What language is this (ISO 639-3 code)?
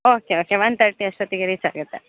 kan